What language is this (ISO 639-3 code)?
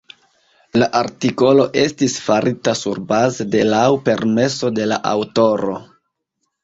epo